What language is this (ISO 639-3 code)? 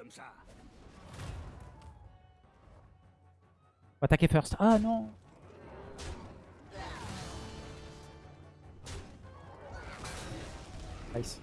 fra